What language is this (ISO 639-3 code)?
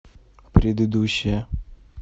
rus